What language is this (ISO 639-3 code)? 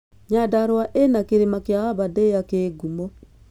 kik